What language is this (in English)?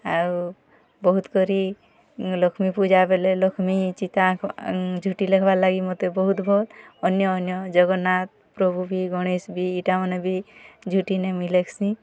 Odia